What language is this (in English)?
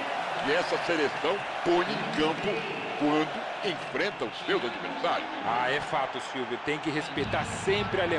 Portuguese